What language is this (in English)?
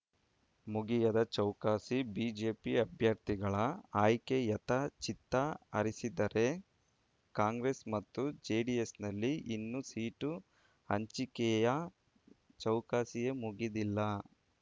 Kannada